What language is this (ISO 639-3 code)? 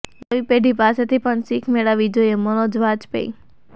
guj